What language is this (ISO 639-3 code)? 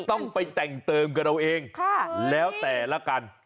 tha